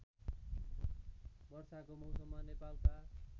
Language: Nepali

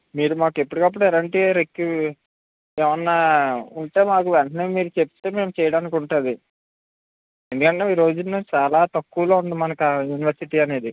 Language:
Telugu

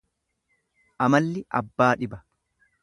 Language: Oromo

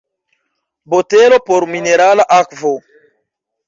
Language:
Esperanto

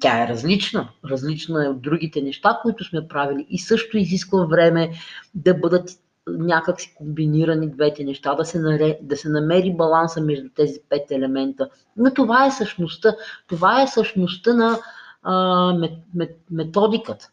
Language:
Bulgarian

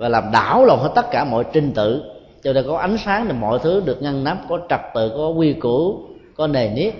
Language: Vietnamese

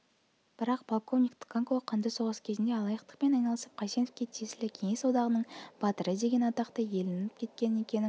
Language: Kazakh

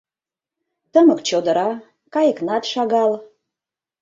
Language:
Mari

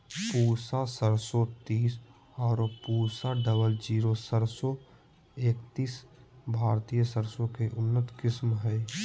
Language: Magahi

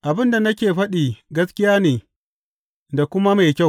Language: Hausa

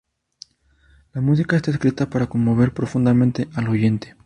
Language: Spanish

